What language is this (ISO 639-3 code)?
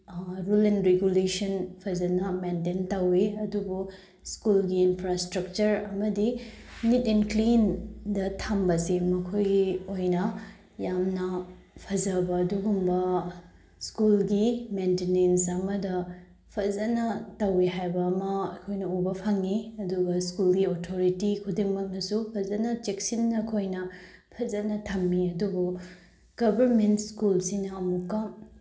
mni